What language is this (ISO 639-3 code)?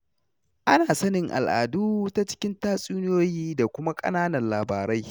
hau